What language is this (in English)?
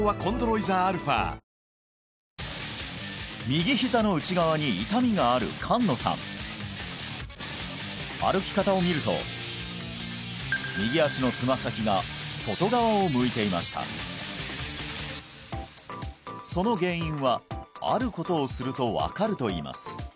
Japanese